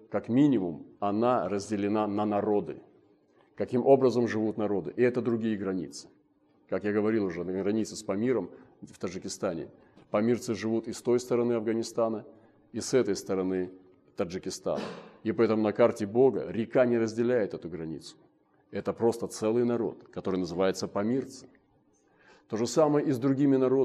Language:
Russian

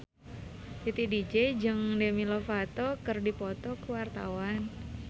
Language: Sundanese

